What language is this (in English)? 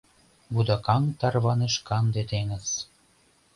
Mari